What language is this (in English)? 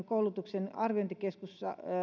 Finnish